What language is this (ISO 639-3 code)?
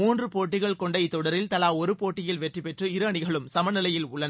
tam